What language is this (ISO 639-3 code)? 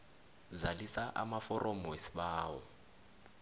nbl